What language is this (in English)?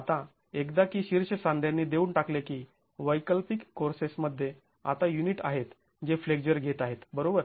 Marathi